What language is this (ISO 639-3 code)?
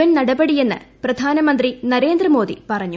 mal